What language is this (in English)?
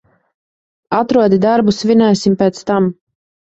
Latvian